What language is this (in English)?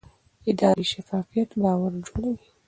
Pashto